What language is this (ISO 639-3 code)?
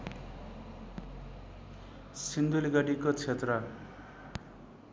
nep